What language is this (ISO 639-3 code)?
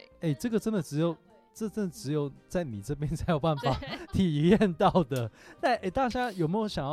zho